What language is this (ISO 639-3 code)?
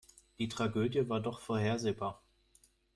deu